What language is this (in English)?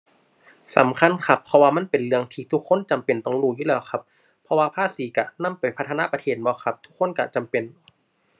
Thai